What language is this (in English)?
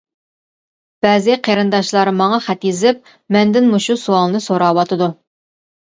Uyghur